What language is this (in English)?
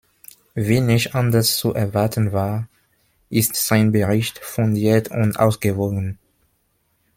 German